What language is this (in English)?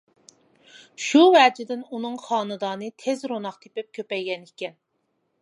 Uyghur